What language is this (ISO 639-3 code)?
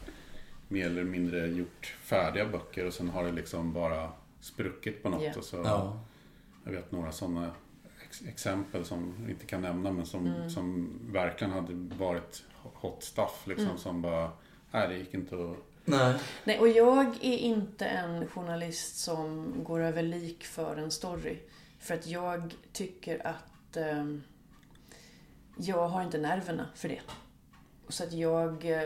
swe